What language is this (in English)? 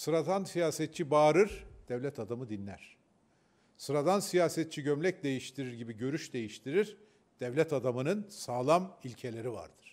Turkish